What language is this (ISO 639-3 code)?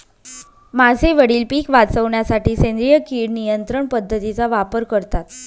mar